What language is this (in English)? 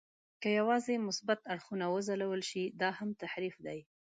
Pashto